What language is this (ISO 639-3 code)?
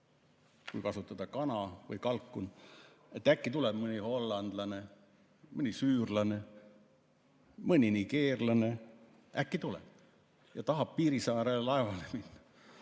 est